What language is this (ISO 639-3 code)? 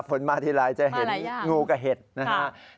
tha